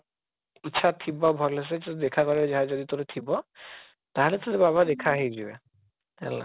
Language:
Odia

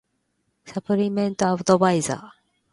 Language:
Japanese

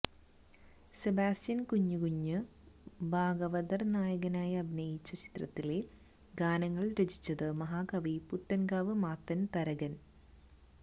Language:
Malayalam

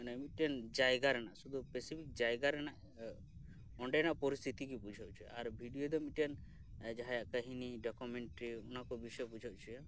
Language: Santali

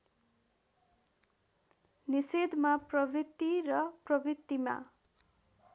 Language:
Nepali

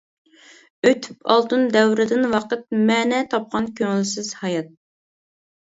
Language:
Uyghur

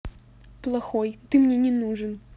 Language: Russian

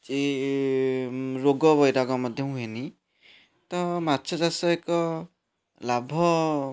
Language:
Odia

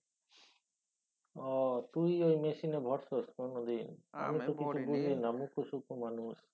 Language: Bangla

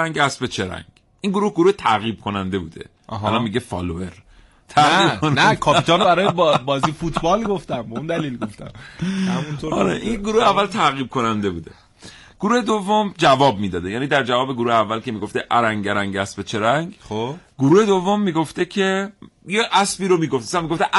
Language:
Persian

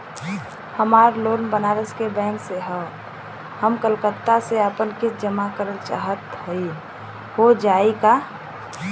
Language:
Bhojpuri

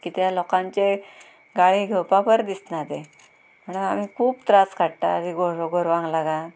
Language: Konkani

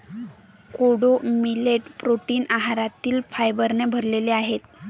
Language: Marathi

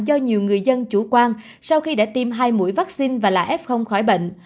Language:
Vietnamese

